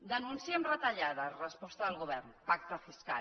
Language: Catalan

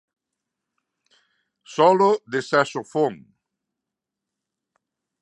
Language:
Galician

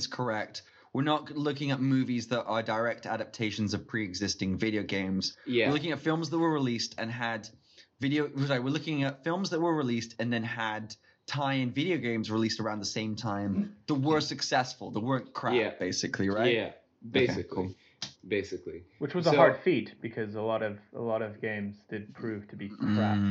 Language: English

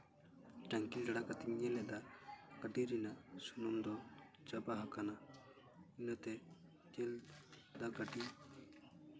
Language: Santali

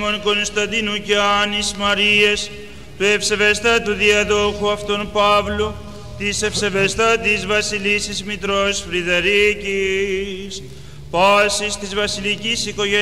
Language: Greek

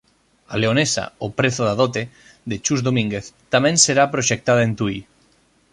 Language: Galician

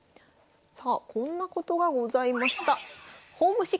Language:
Japanese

